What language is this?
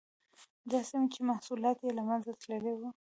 Pashto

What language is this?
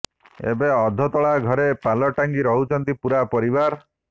Odia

